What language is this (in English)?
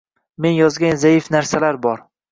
Uzbek